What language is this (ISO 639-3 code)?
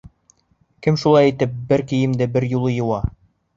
bak